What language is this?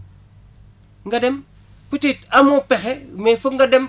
Wolof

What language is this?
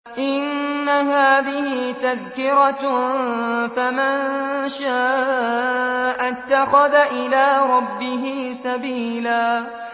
Arabic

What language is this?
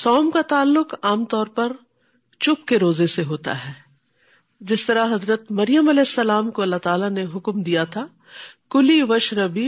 Urdu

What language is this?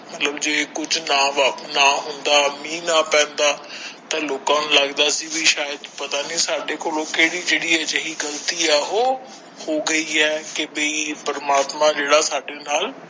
Punjabi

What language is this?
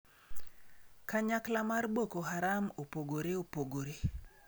Luo (Kenya and Tanzania)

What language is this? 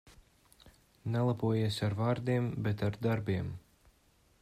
Latvian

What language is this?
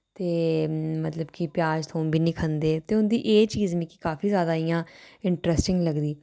Dogri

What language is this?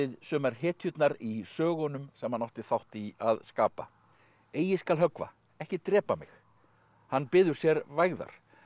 Icelandic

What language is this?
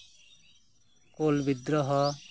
Santali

